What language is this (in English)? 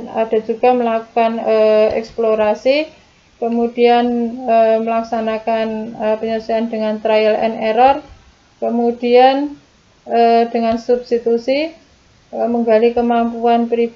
Indonesian